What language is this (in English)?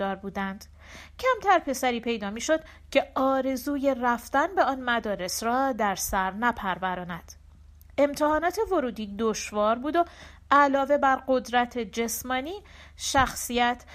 Persian